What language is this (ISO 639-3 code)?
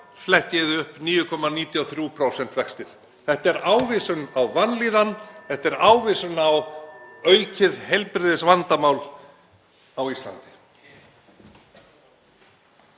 isl